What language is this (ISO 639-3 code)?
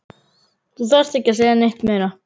isl